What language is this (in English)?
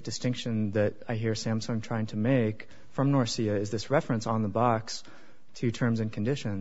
English